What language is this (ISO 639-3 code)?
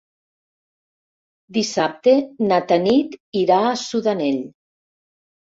cat